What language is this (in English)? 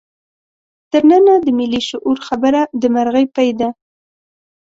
Pashto